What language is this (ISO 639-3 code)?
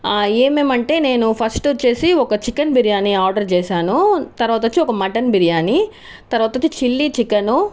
tel